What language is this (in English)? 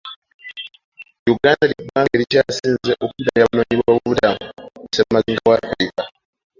Ganda